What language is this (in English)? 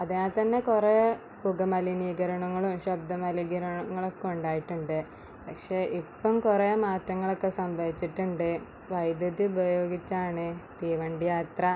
Malayalam